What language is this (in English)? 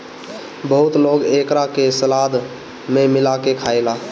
Bhojpuri